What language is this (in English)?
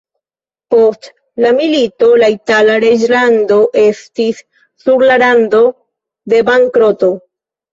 Esperanto